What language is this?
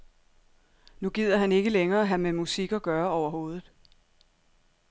Danish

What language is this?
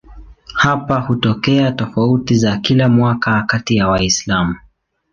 Swahili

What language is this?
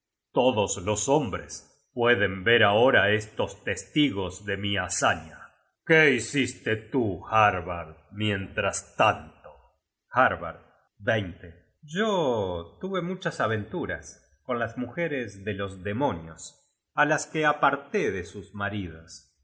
Spanish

